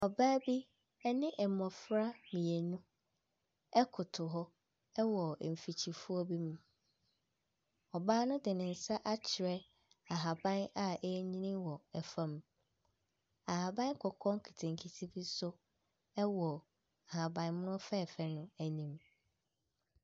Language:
Akan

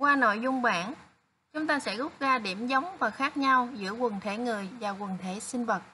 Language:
Vietnamese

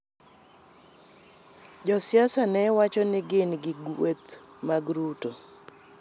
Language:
Luo (Kenya and Tanzania)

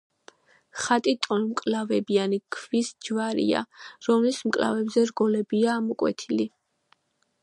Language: Georgian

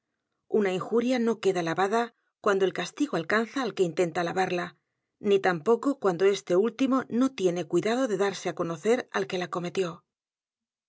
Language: Spanish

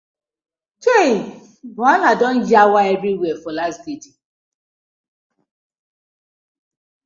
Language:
Nigerian Pidgin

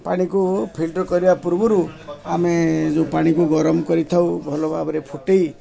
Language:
Odia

